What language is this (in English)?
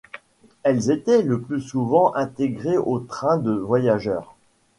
French